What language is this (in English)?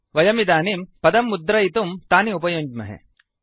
Sanskrit